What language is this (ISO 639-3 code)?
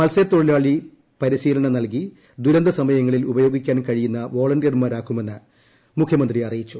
mal